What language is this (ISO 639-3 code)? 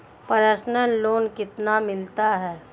hin